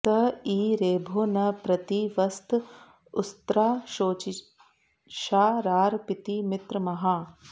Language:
Sanskrit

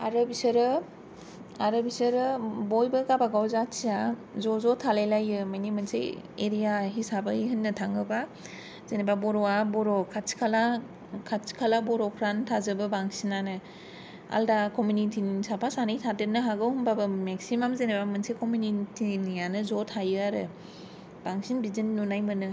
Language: Bodo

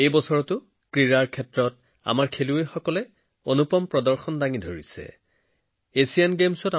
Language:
Assamese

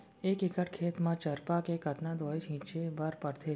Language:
Chhattisgarhi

